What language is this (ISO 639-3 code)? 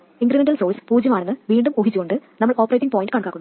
mal